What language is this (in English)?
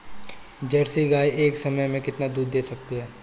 Hindi